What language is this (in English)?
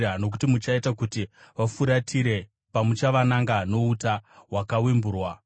Shona